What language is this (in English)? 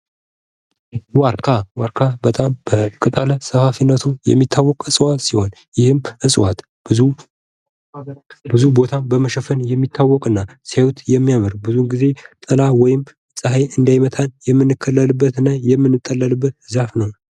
Amharic